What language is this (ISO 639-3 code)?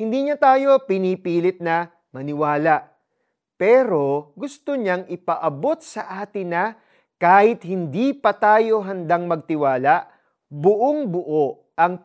fil